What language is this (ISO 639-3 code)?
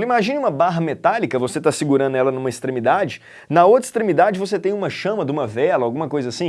por